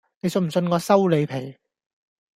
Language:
Cantonese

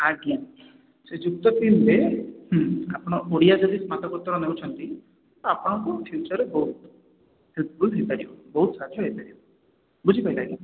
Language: Odia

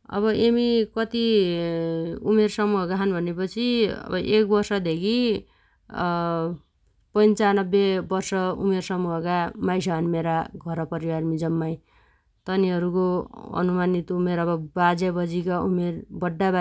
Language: Dotyali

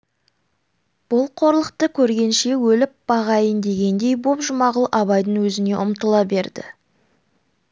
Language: Kazakh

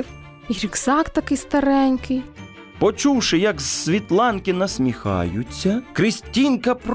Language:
Ukrainian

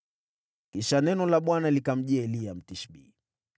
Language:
Swahili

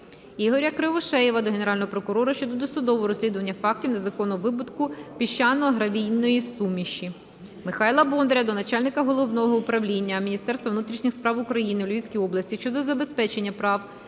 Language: Ukrainian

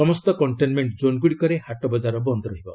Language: Odia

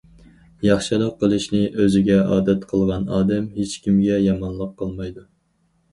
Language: Uyghur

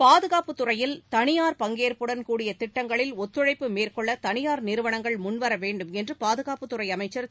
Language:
Tamil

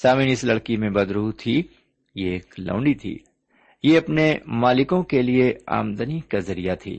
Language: Urdu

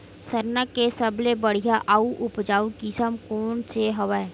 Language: Chhattisgarhi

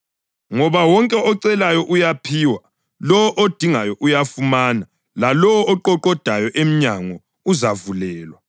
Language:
North Ndebele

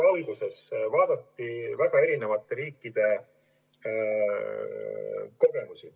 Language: Estonian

